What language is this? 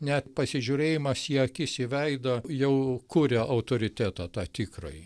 Lithuanian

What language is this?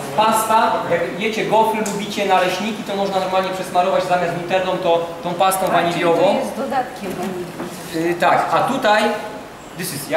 Polish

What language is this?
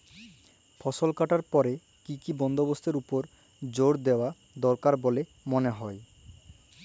Bangla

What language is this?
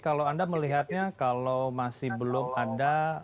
Indonesian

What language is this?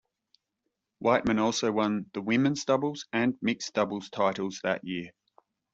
English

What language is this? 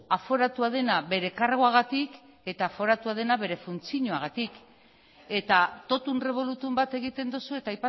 Basque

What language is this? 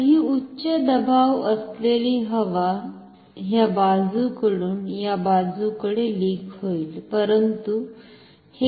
Marathi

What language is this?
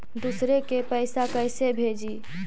Magahi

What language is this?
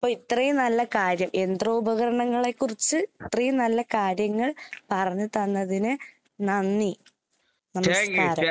Malayalam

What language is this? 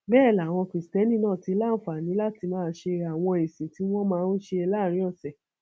Yoruba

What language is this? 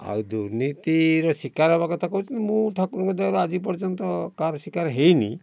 Odia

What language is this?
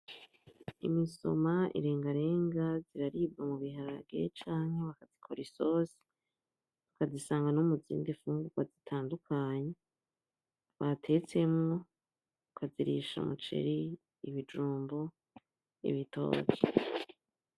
Rundi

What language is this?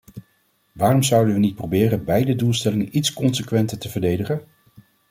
Dutch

